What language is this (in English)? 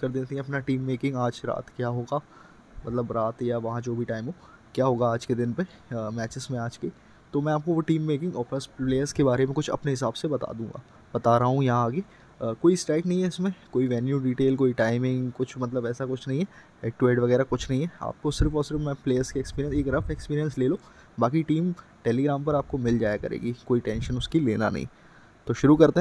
Hindi